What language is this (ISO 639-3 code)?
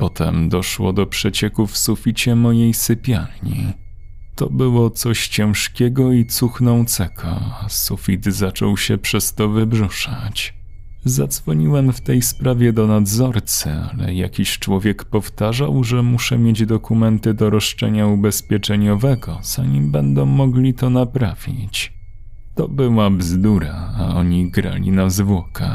pol